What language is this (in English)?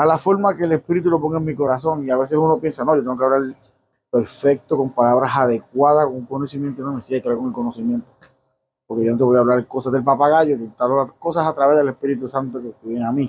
Spanish